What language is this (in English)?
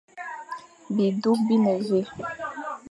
Fang